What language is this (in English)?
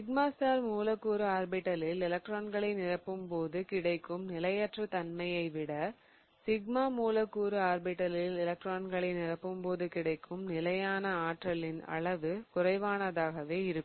Tamil